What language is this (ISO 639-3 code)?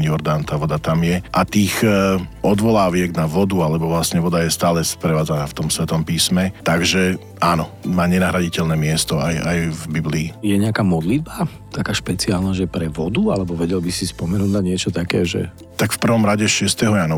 slk